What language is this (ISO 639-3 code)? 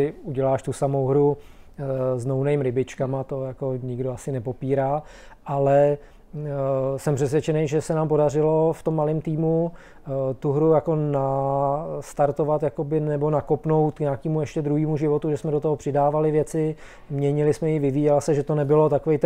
ces